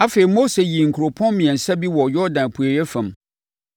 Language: Akan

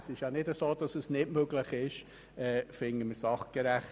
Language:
Swiss German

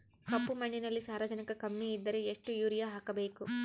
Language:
Kannada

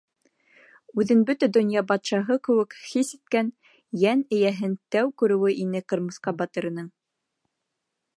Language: Bashkir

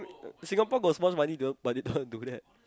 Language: English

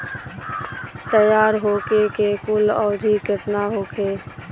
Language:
Bhojpuri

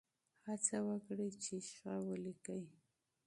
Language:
Pashto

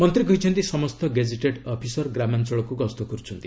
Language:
Odia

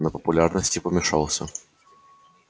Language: Russian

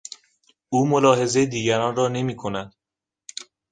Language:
Persian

